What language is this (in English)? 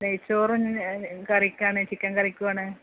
Malayalam